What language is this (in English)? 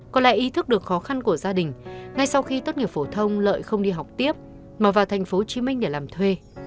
Vietnamese